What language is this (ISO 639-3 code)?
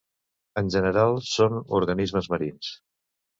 cat